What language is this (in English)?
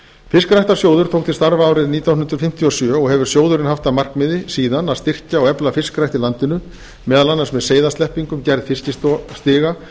Icelandic